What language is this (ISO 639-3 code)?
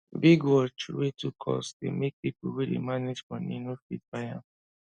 pcm